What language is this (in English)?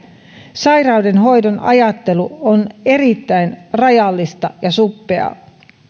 Finnish